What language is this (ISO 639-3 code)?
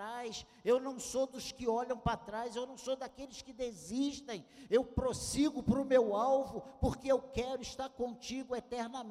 por